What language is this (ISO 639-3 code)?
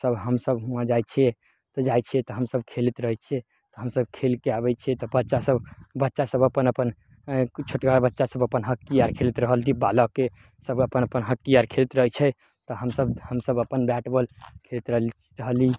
mai